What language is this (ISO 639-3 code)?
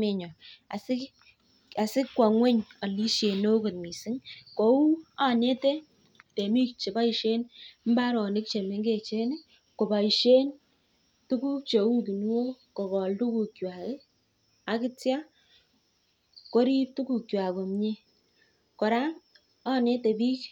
kln